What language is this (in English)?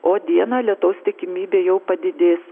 Lithuanian